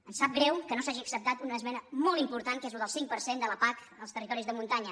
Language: Catalan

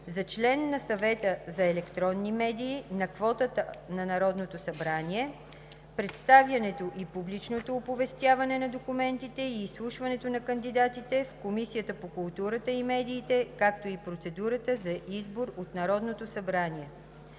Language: Bulgarian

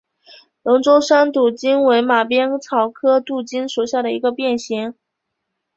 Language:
Chinese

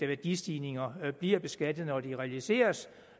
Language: Danish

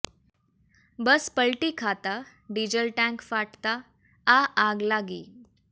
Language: Gujarati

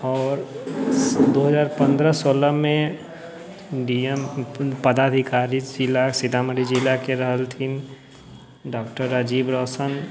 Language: Maithili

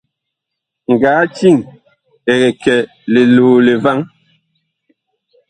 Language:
Bakoko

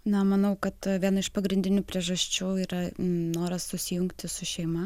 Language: Lithuanian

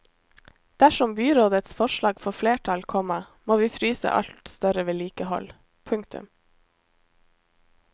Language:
Norwegian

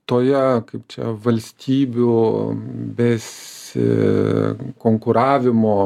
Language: Lithuanian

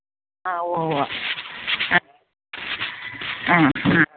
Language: Malayalam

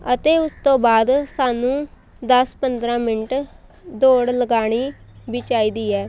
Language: Punjabi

